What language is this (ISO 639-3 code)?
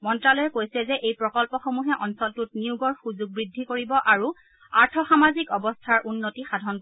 asm